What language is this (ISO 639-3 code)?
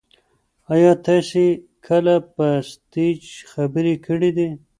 pus